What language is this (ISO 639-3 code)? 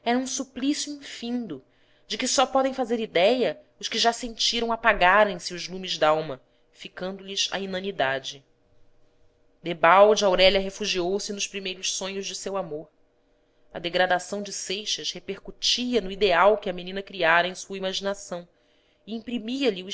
por